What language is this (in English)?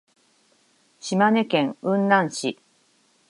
Japanese